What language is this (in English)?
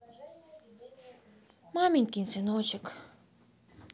Russian